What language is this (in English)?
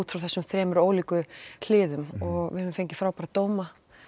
Icelandic